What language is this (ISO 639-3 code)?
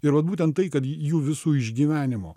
lit